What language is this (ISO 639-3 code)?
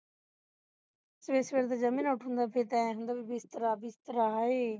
pan